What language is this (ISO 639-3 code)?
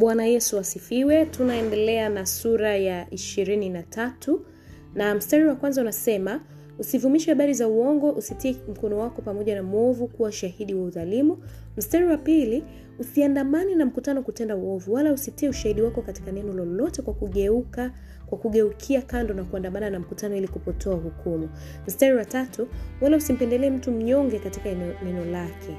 swa